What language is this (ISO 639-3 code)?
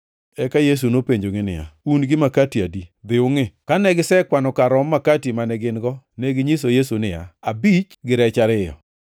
luo